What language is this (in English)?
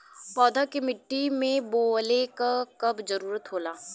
Bhojpuri